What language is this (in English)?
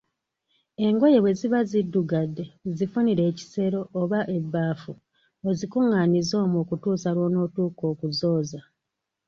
Ganda